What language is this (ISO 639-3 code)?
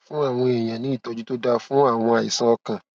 yor